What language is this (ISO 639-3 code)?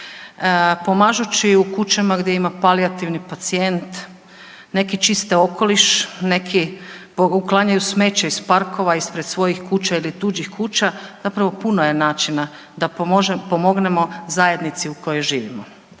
hrv